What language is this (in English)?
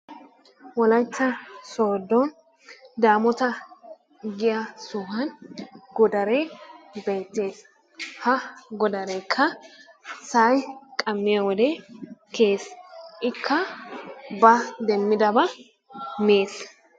Wolaytta